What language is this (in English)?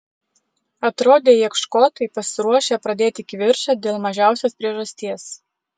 Lithuanian